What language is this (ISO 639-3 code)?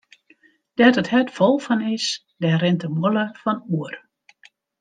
fry